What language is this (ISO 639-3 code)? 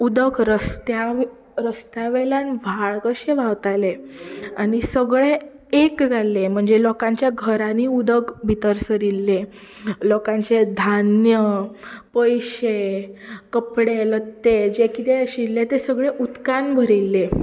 kok